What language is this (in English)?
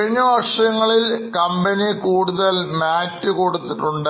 Malayalam